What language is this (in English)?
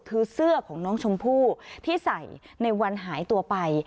Thai